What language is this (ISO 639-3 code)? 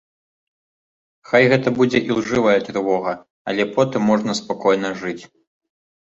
bel